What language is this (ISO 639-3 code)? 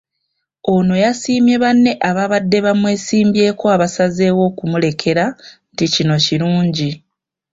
lug